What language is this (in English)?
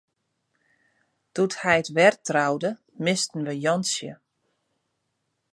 Western Frisian